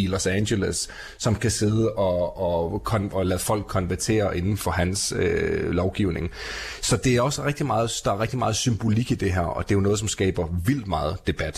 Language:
Danish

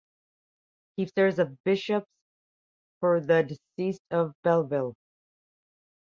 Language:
English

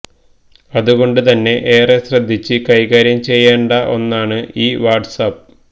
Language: Malayalam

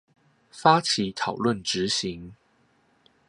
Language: Chinese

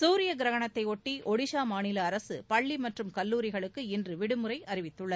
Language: Tamil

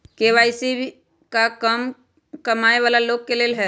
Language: Magahi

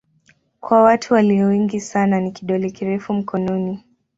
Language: Swahili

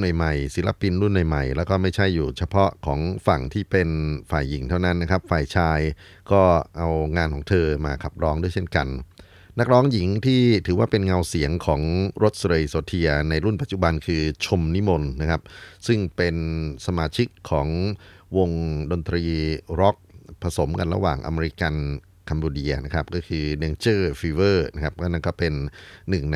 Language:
Thai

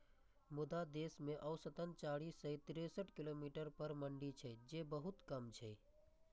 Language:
Maithili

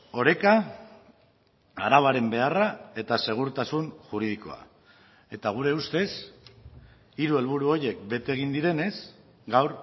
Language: Basque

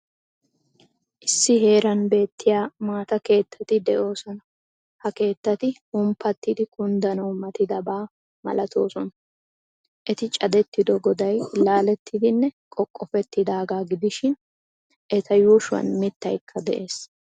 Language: Wolaytta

